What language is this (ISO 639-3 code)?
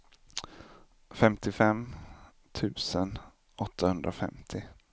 swe